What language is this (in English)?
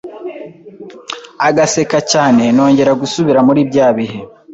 Kinyarwanda